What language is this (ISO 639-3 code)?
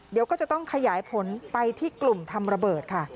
tha